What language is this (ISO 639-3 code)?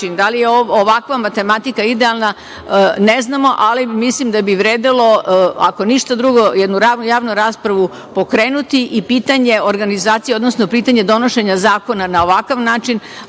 srp